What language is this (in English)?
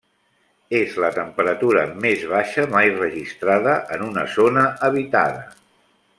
Catalan